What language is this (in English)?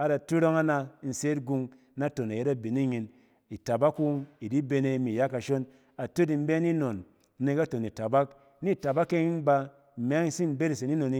Cen